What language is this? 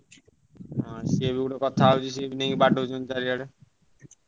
Odia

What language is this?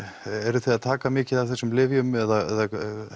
Icelandic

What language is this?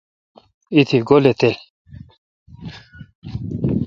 Kalkoti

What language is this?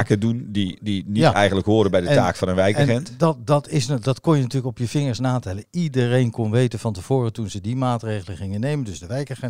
Dutch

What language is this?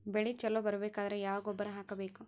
Kannada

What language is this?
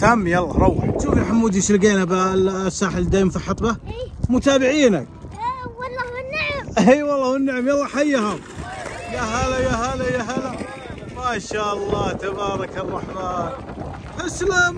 Arabic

